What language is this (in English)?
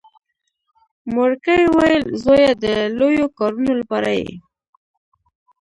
Pashto